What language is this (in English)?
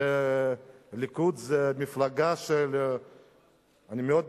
Hebrew